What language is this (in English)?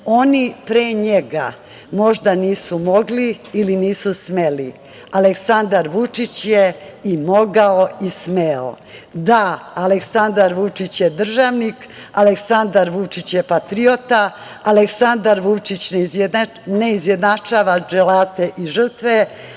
Serbian